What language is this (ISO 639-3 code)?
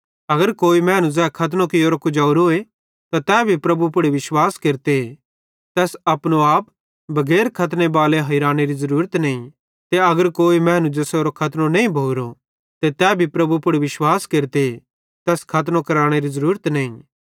bhd